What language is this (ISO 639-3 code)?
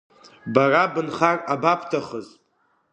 abk